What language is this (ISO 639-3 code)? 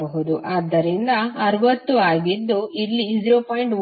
kan